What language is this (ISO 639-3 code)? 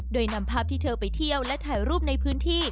tha